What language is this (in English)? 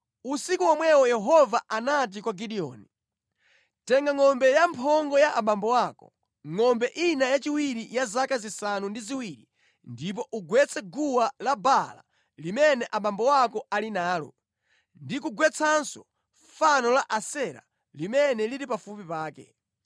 Nyanja